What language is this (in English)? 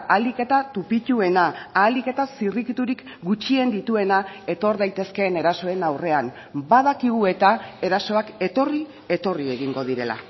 Basque